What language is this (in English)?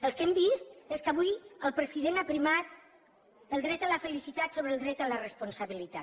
Catalan